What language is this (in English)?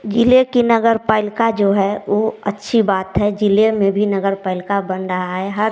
Hindi